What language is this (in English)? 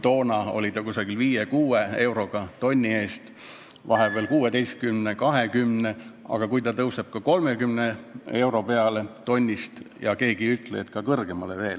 Estonian